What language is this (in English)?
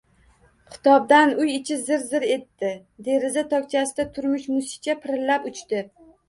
Uzbek